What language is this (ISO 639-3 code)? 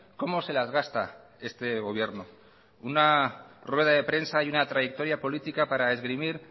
spa